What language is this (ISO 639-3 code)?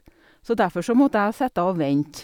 nor